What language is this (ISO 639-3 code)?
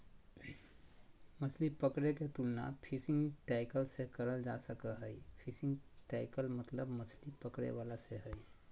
mag